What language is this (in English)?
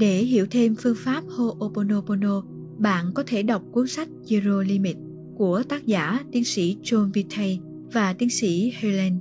Vietnamese